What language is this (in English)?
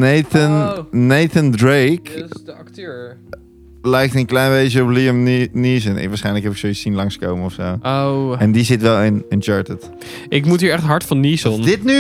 Dutch